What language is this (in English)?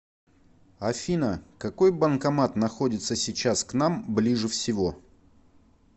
Russian